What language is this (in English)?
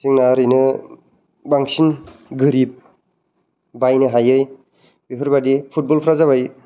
Bodo